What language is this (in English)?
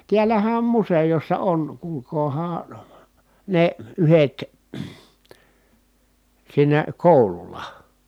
Finnish